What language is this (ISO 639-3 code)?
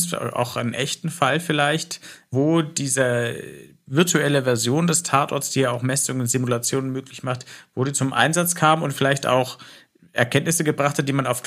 deu